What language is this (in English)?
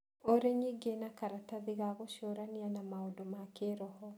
Kikuyu